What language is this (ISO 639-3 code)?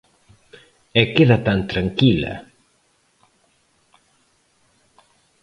glg